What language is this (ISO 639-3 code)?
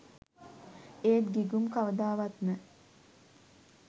sin